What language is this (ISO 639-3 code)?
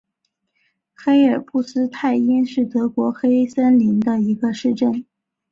zho